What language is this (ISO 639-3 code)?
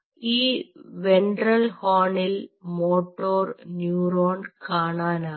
mal